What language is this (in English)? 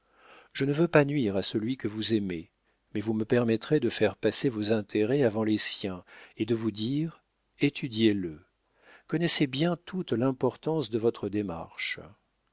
French